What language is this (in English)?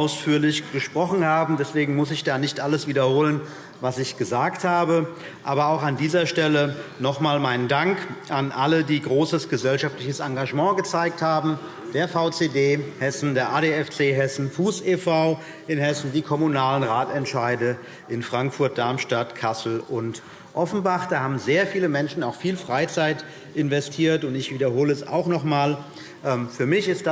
German